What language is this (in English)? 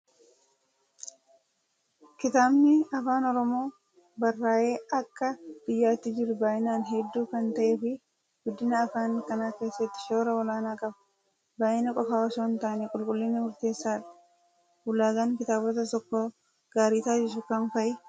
Oromo